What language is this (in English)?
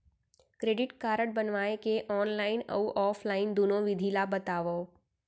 Chhattisgarhi